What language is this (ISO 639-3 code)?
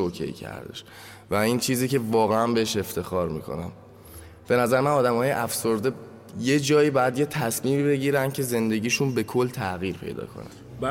fas